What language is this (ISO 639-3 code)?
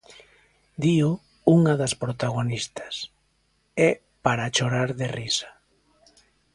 glg